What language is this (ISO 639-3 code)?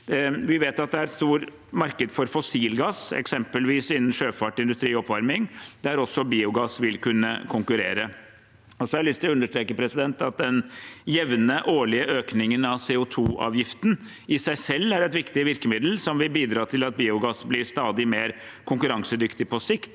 nor